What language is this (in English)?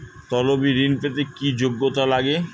Bangla